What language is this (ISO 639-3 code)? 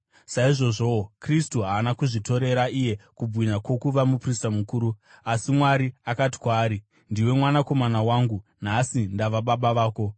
sna